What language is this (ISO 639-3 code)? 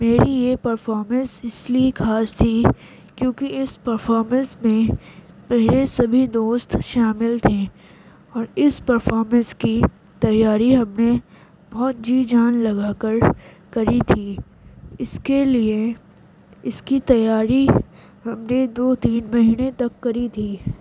urd